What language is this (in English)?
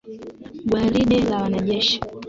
Swahili